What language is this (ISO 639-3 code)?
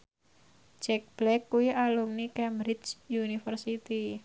jav